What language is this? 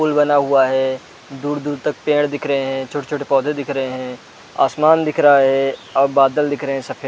Hindi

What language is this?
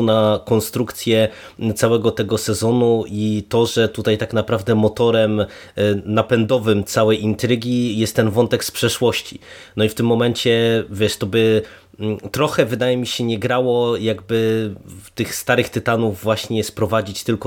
Polish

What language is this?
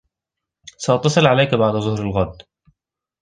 Arabic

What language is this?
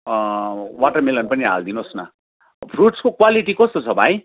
Nepali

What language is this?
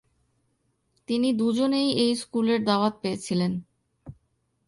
Bangla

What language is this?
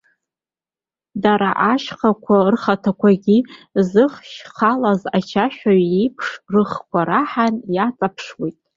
Abkhazian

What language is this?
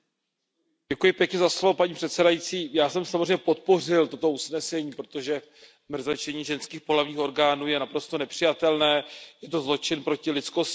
Czech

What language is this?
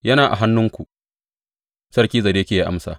Hausa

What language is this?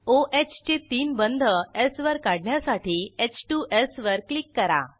Marathi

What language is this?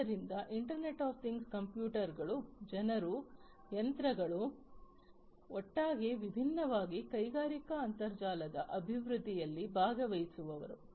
Kannada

